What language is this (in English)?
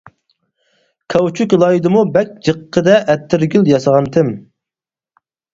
Uyghur